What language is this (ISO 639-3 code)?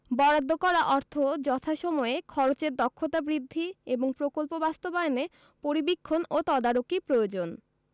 ben